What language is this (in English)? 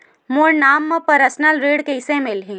Chhattisgarhi